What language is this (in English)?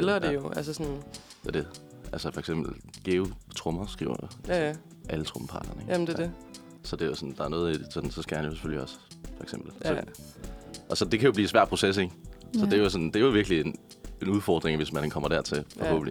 Danish